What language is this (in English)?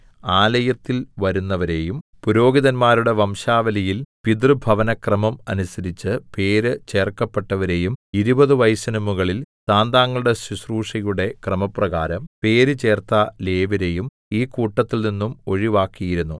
Malayalam